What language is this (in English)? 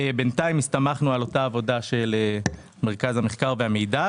Hebrew